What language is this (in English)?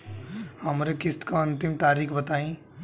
Bhojpuri